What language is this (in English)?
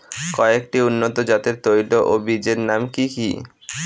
Bangla